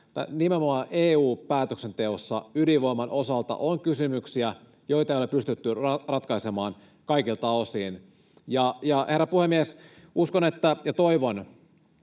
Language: Finnish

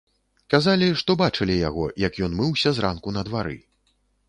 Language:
Belarusian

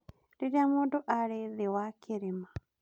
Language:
Kikuyu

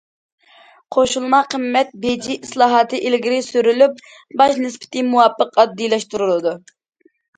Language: Uyghur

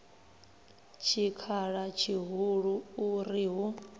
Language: Venda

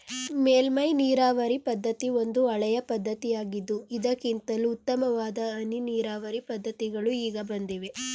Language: Kannada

